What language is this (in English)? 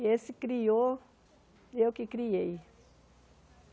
Portuguese